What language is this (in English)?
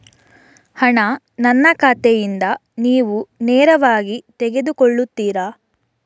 Kannada